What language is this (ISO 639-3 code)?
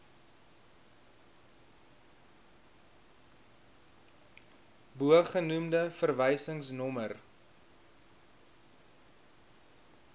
afr